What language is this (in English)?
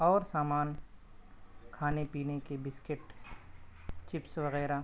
Urdu